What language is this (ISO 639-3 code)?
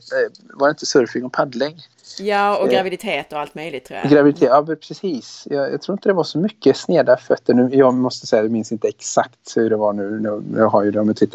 swe